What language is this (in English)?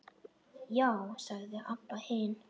Icelandic